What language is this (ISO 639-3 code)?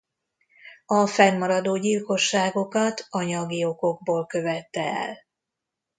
hun